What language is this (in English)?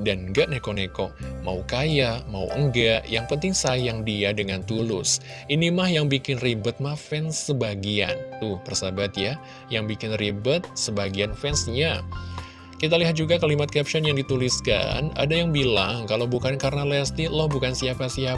Indonesian